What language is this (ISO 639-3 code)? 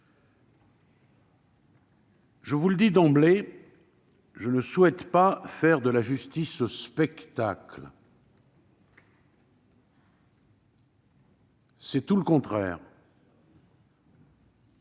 fra